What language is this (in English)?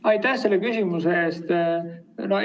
Estonian